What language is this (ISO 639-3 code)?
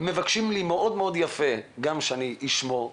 heb